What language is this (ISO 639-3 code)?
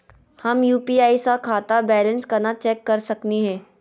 mag